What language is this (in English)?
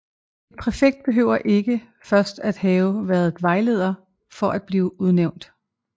Danish